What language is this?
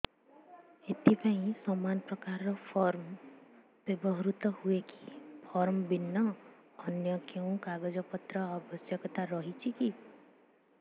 Odia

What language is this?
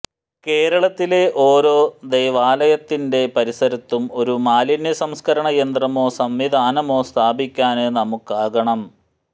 Malayalam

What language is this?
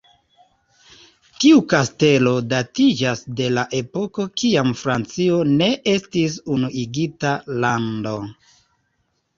Esperanto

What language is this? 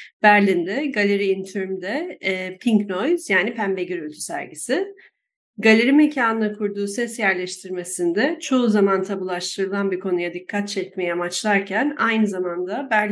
Turkish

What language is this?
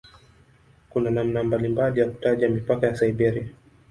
Swahili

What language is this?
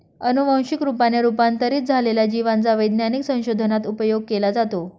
Marathi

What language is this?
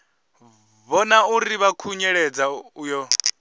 Venda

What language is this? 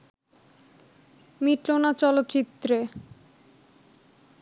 Bangla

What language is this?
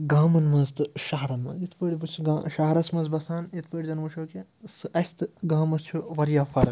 Kashmiri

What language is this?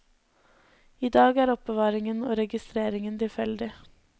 Norwegian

